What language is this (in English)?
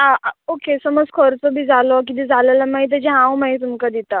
Konkani